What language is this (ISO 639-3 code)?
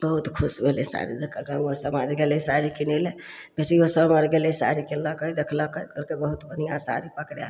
mai